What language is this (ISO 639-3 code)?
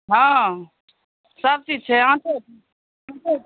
mai